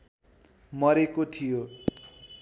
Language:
Nepali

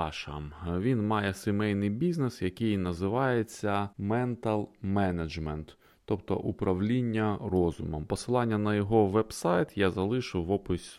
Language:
Ukrainian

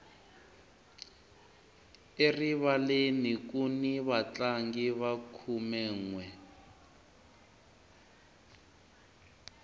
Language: Tsonga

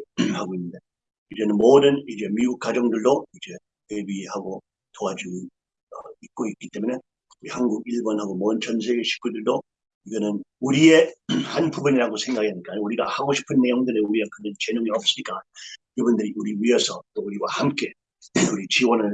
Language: Korean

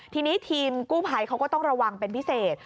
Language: Thai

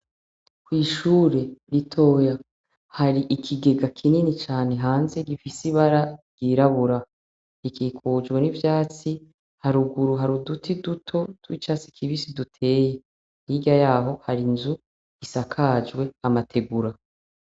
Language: Rundi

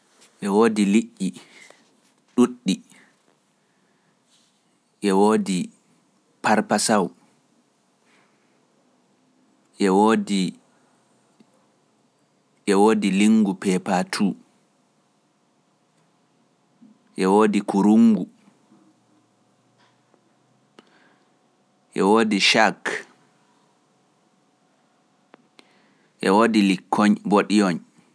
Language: Pular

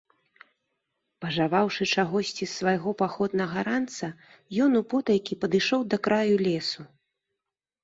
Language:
Belarusian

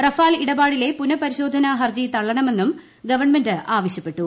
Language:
Malayalam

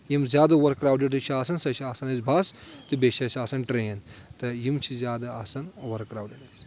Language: Kashmiri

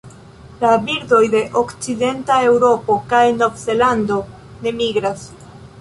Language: Esperanto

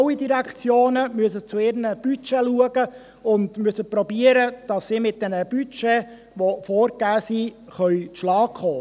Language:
Swiss German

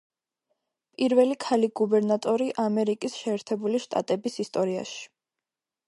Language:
Georgian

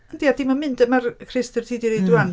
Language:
Welsh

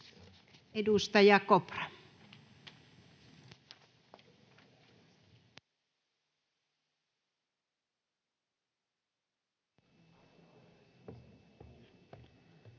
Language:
Finnish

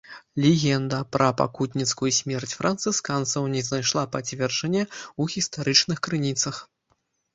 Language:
Belarusian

